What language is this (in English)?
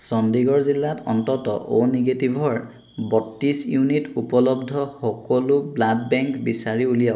Assamese